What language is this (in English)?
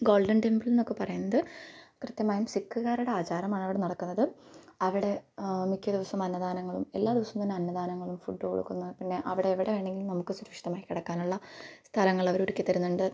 Malayalam